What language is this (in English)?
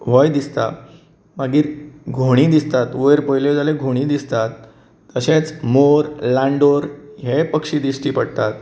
Konkani